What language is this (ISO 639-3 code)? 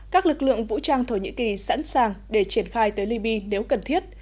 vie